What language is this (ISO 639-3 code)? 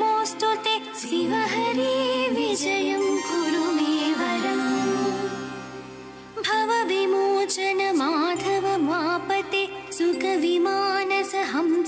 kan